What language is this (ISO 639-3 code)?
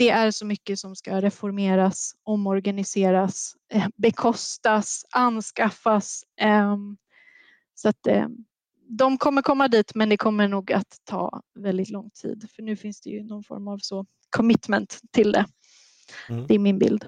swe